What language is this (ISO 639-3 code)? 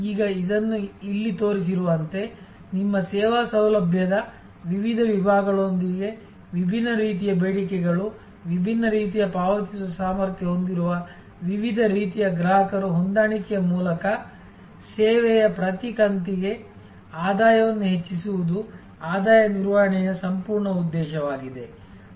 kan